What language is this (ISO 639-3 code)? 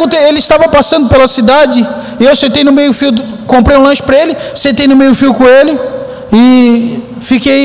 por